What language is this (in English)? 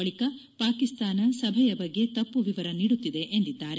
Kannada